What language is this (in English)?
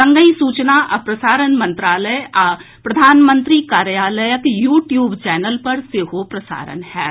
Maithili